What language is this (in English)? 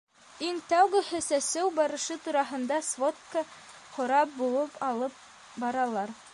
Bashkir